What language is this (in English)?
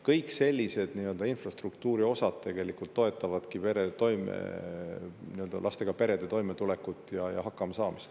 Estonian